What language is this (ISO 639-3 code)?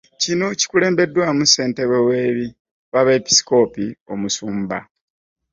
lug